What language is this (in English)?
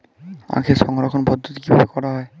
Bangla